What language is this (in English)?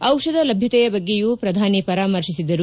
Kannada